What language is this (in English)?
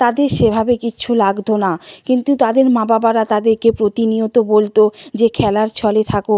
Bangla